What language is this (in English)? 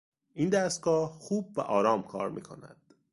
Persian